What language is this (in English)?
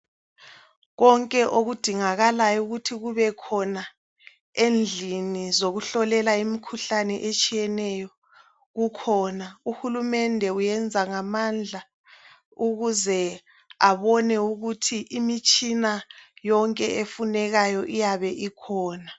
North Ndebele